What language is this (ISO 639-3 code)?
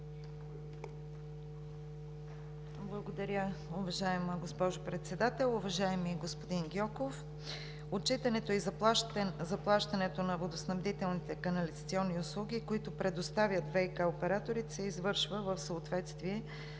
bul